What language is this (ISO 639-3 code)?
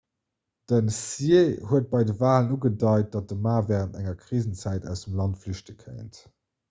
ltz